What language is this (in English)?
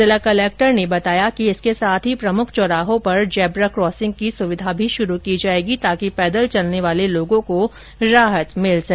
Hindi